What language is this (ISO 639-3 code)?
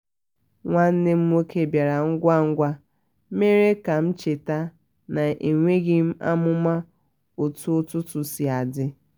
ibo